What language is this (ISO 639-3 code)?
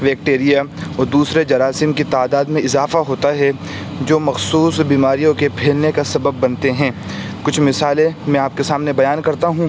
urd